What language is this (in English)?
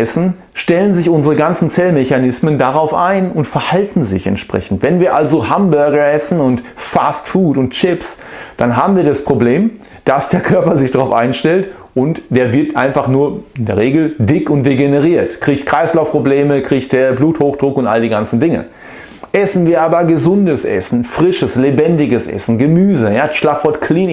German